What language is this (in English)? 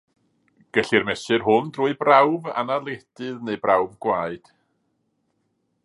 Welsh